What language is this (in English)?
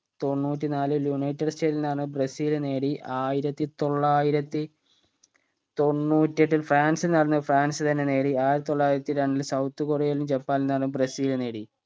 Malayalam